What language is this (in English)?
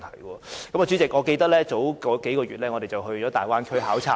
Cantonese